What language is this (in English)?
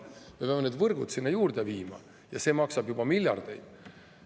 Estonian